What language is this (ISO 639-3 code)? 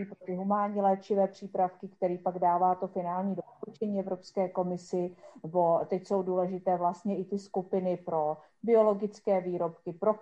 ces